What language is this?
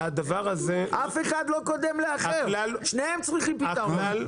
Hebrew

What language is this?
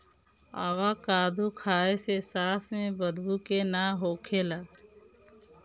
Bhojpuri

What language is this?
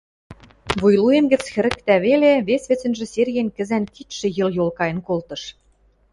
Western Mari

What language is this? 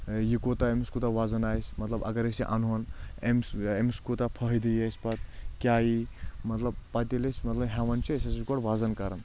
Kashmiri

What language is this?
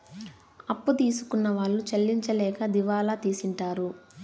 Telugu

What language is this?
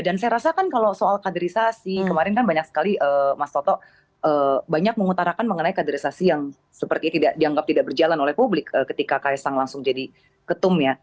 Indonesian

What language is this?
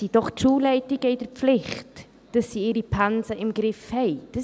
Swiss German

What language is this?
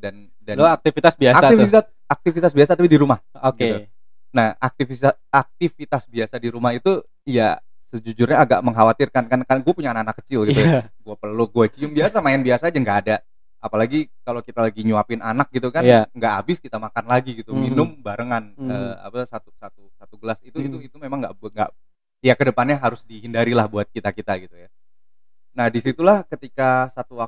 Indonesian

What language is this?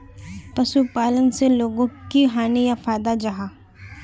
Magahi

